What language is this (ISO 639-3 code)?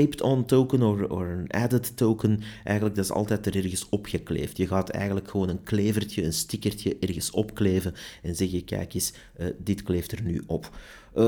nld